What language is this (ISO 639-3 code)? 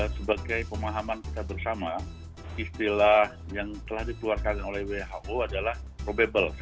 ind